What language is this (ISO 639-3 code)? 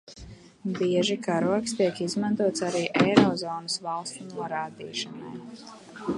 lav